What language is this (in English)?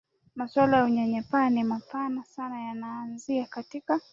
Swahili